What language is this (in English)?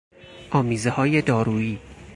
Persian